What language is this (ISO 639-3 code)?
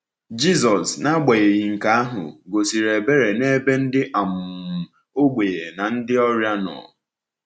ibo